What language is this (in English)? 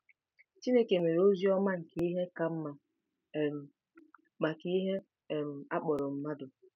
Igbo